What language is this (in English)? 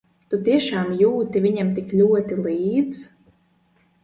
Latvian